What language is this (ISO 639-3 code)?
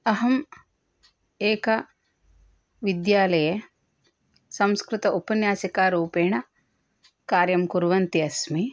san